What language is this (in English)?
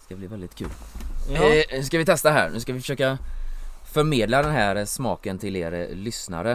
Swedish